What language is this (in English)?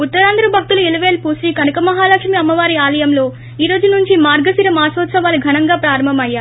Telugu